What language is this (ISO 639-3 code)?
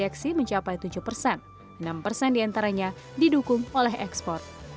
ind